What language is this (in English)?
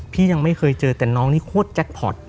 Thai